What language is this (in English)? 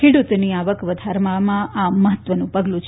Gujarati